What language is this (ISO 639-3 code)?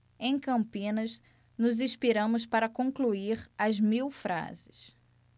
por